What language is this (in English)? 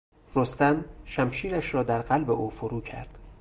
Persian